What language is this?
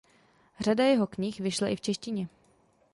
Czech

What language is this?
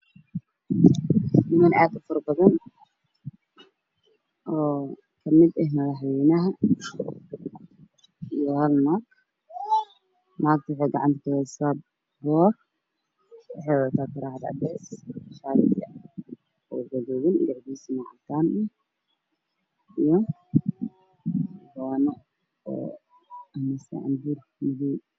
Somali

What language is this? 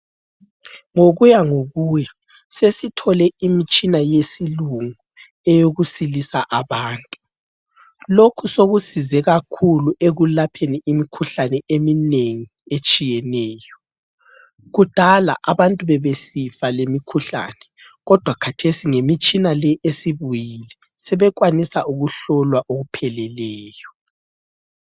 North Ndebele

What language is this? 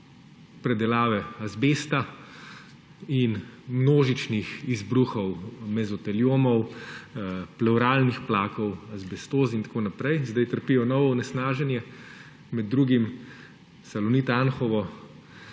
Slovenian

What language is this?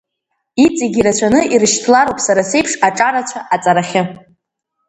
Abkhazian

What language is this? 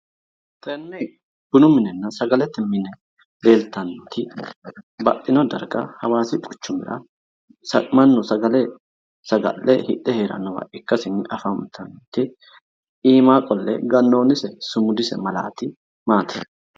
Sidamo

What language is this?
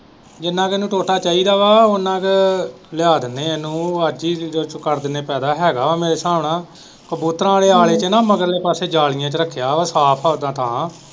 Punjabi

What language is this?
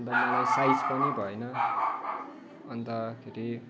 Nepali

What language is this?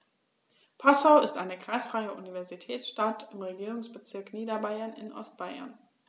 German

